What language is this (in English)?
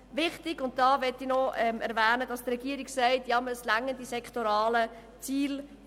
Swiss German